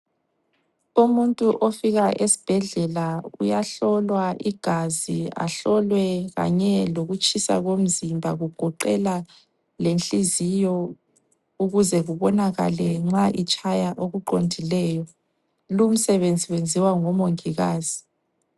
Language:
North Ndebele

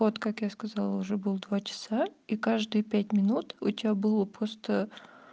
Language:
Russian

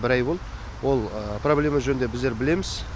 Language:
Kazakh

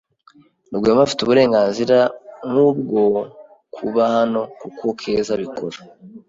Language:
Kinyarwanda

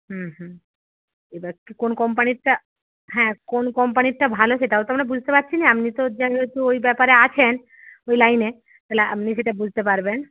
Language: Bangla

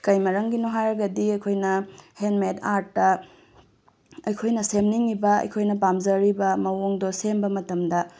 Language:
Manipuri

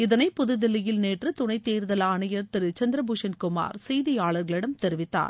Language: Tamil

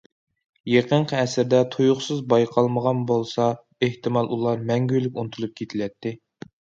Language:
Uyghur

